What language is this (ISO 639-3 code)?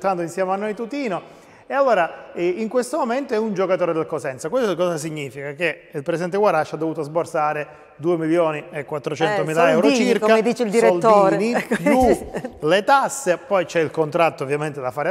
ita